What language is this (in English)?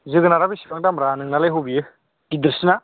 Bodo